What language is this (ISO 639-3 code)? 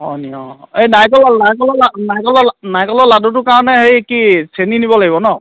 asm